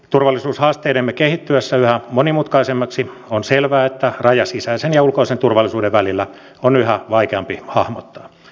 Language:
Finnish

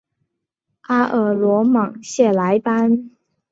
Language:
Chinese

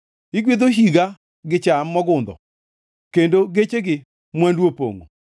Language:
Luo (Kenya and Tanzania)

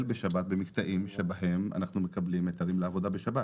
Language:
Hebrew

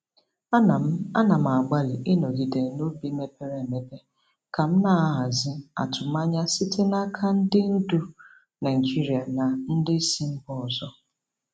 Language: Igbo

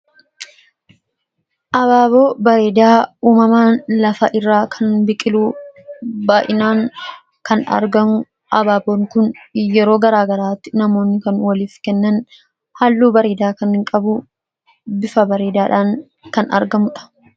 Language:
Oromo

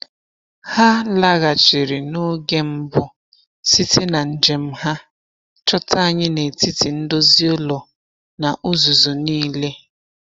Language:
Igbo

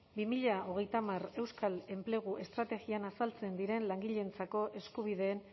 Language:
Basque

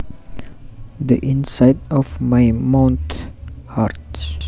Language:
Javanese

